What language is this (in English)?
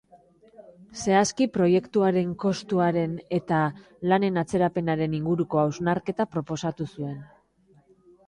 Basque